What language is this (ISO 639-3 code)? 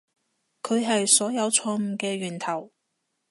yue